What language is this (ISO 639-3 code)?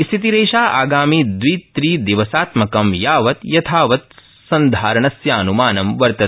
san